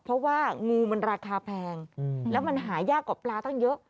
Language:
Thai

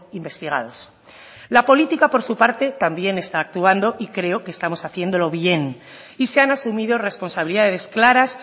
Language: Spanish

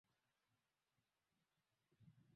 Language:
Swahili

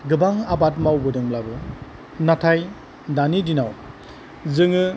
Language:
Bodo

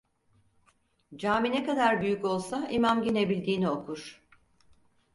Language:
Turkish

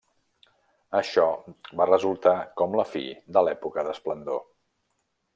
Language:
Catalan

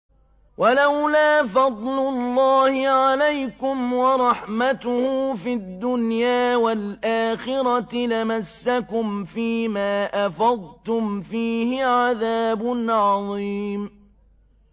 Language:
Arabic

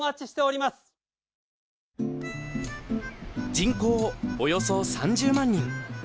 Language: Japanese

